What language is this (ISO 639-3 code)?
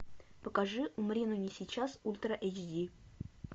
rus